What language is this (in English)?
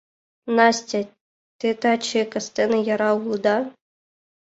Mari